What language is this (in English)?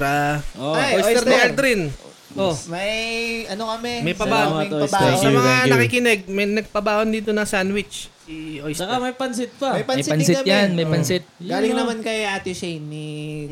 Filipino